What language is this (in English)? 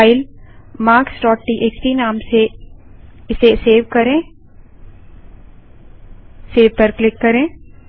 Hindi